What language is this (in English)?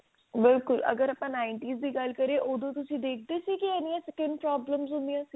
Punjabi